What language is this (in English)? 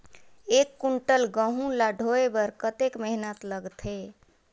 Chhattisgarhi